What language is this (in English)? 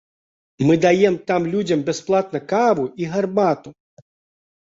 Belarusian